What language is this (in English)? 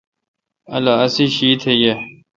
Kalkoti